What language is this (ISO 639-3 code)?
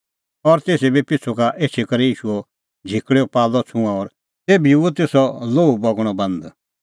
kfx